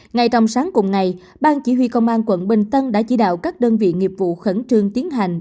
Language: Vietnamese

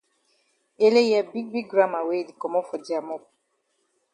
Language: Cameroon Pidgin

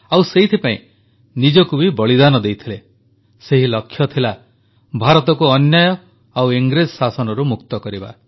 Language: Odia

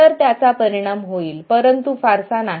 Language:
Marathi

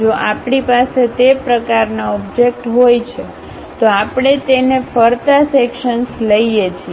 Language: Gujarati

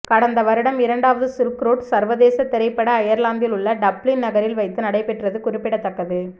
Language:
Tamil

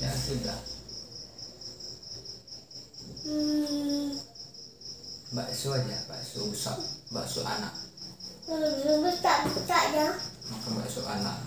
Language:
Indonesian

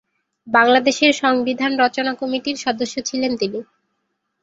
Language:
Bangla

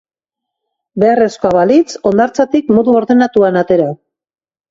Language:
Basque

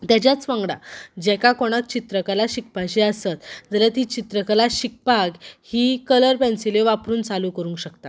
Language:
Konkani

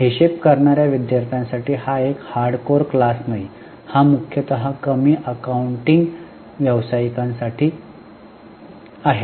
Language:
Marathi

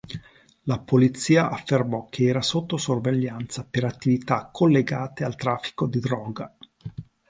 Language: Italian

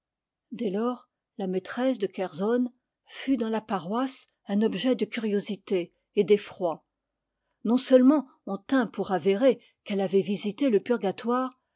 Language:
French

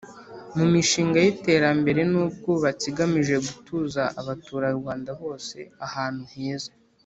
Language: Kinyarwanda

